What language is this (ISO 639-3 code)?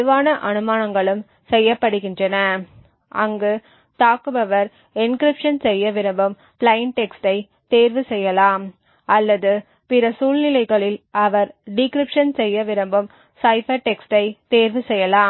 tam